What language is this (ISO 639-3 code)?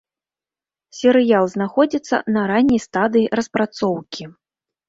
bel